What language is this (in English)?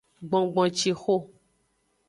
Aja (Benin)